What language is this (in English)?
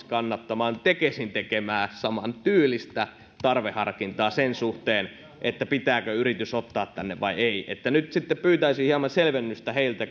Finnish